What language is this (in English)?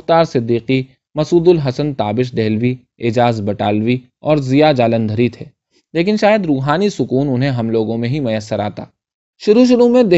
Urdu